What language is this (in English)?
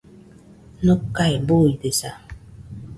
Nüpode Huitoto